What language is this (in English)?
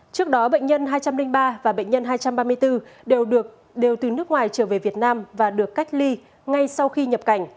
Vietnamese